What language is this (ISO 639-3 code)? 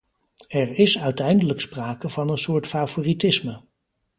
nld